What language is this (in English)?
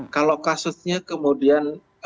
Indonesian